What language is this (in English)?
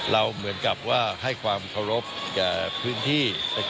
Thai